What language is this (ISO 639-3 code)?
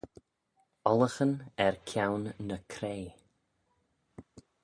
glv